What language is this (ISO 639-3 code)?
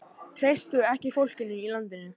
isl